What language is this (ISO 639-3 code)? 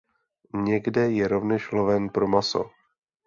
ces